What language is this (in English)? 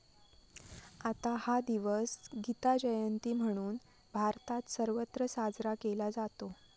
Marathi